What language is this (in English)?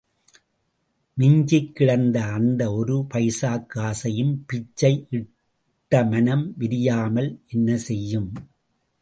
Tamil